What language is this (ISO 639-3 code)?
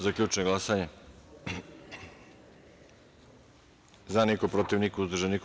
srp